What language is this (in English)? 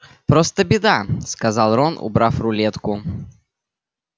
Russian